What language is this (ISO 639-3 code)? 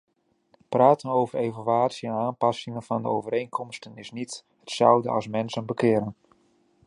nld